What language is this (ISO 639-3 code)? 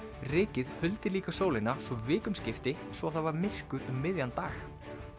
isl